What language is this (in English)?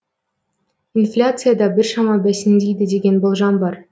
Kazakh